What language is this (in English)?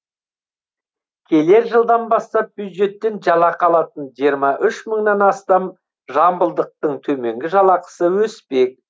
Kazakh